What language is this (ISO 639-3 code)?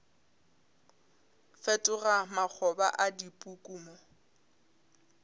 nso